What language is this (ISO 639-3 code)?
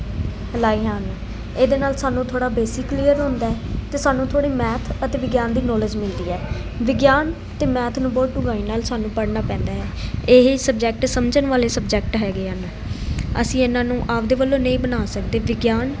pan